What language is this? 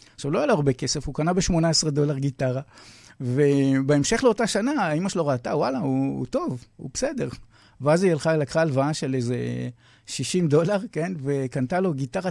Hebrew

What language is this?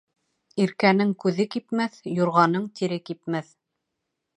Bashkir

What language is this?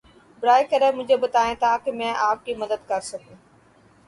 Urdu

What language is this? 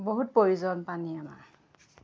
Assamese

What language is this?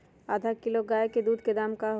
Magahi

